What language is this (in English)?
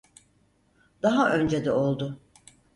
Turkish